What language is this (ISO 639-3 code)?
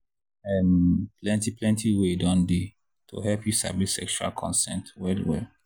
pcm